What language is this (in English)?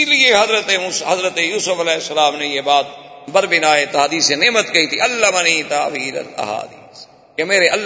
Urdu